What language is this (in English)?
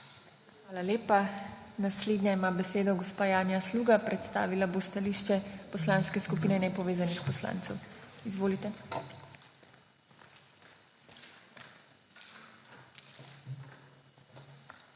Slovenian